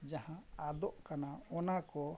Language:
Santali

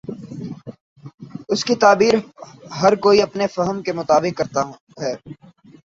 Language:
Urdu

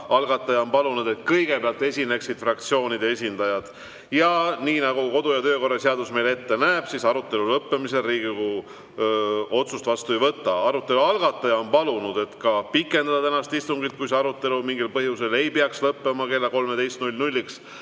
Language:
Estonian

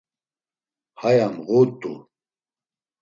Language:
Laz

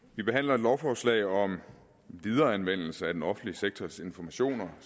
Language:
Danish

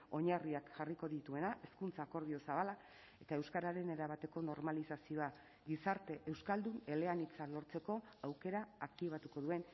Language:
Basque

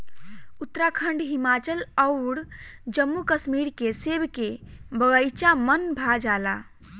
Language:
Bhojpuri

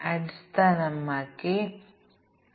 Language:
Malayalam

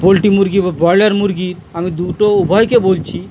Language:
Bangla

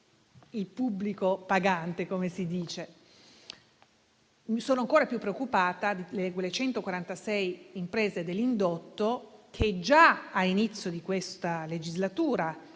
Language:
Italian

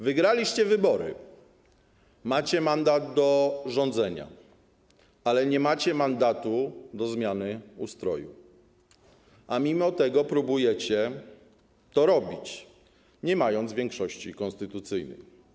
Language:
Polish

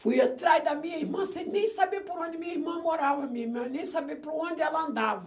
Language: Portuguese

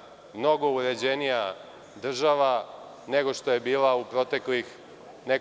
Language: Serbian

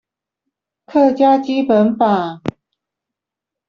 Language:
Chinese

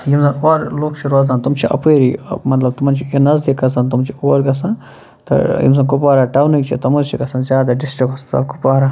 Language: Kashmiri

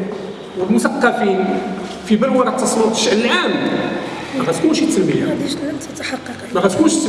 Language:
Arabic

